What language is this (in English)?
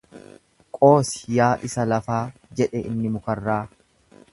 Oromo